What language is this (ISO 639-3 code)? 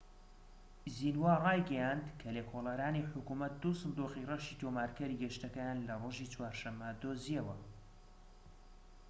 ckb